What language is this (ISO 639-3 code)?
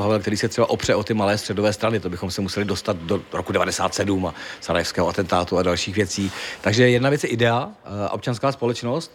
ces